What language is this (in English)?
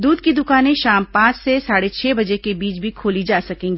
Hindi